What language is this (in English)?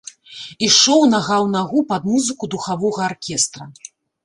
Belarusian